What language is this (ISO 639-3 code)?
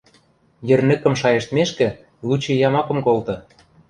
mrj